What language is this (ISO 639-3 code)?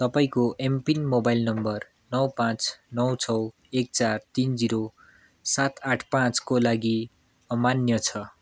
nep